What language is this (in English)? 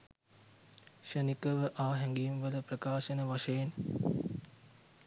Sinhala